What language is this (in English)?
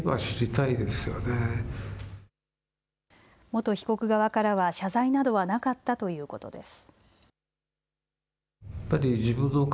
Japanese